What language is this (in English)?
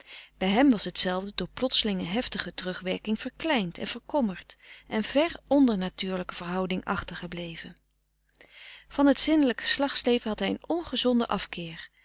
Dutch